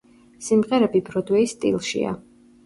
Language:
Georgian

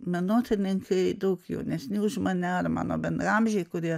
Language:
Lithuanian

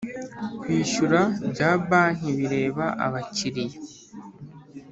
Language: Kinyarwanda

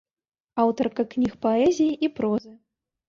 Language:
Belarusian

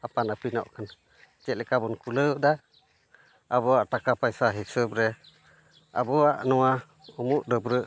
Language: Santali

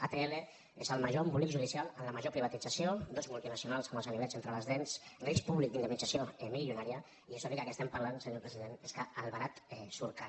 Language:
Catalan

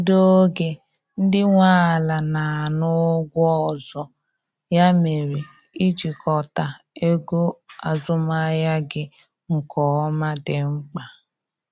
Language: Igbo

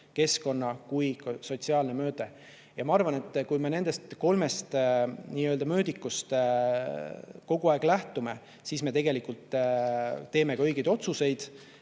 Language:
Estonian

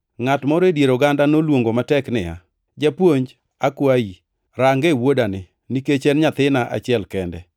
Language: Luo (Kenya and Tanzania)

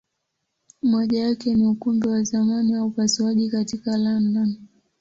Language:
Swahili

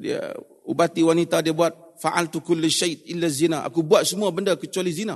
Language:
Malay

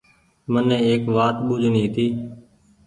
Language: Goaria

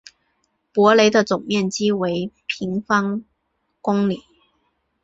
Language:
Chinese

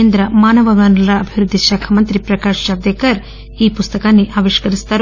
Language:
Telugu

